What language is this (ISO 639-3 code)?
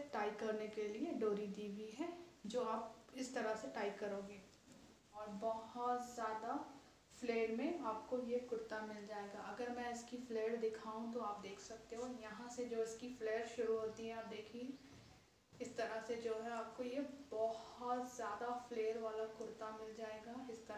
hin